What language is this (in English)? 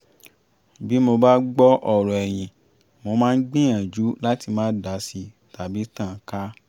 Yoruba